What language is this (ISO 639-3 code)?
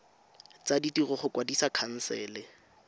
tsn